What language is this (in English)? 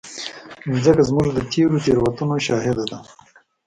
Pashto